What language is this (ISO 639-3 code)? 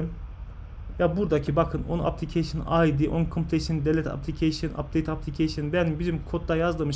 tur